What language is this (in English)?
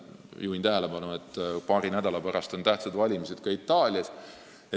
Estonian